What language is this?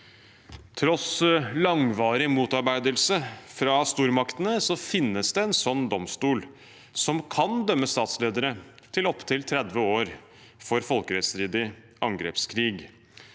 Norwegian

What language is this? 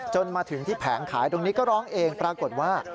Thai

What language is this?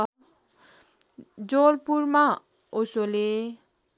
Nepali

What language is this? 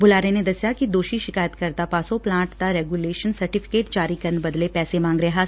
Punjabi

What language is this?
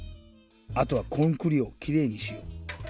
Japanese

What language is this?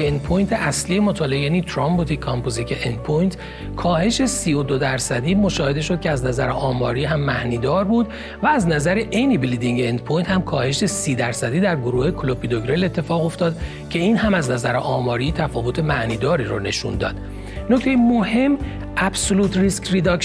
Persian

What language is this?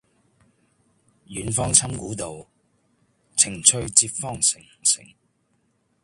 Cantonese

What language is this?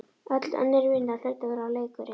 Icelandic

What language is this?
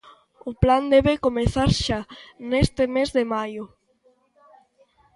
Galician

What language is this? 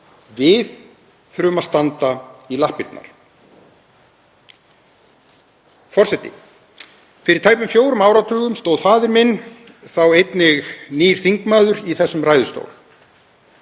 Icelandic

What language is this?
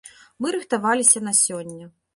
Belarusian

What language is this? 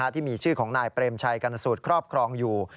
Thai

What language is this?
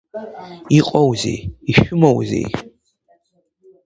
Abkhazian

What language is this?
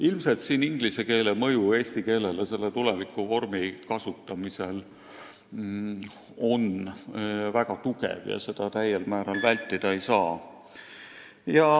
Estonian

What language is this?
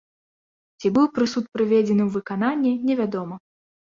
Belarusian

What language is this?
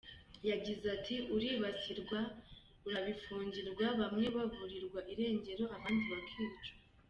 Kinyarwanda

